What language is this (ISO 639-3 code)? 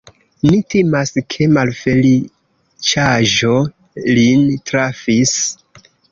epo